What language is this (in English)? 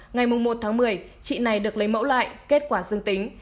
Vietnamese